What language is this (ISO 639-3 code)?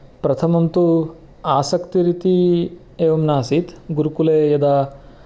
san